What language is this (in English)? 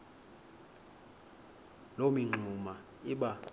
Xhosa